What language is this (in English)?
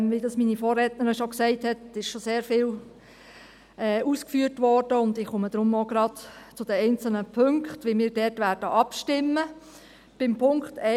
Swiss German